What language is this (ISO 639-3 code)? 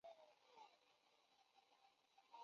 zho